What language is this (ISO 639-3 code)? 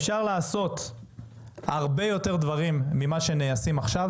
heb